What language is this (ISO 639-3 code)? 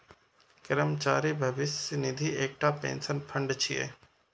mai